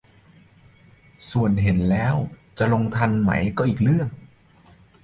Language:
Thai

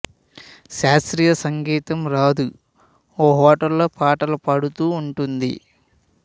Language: Telugu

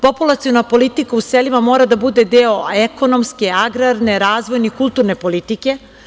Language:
Serbian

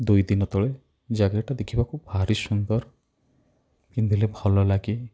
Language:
Odia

